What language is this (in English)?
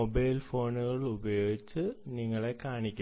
Malayalam